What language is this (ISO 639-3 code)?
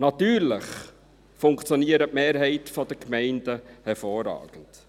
gsw